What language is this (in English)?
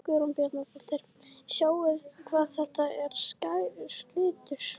Icelandic